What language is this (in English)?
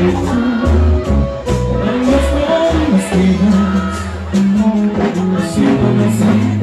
Arabic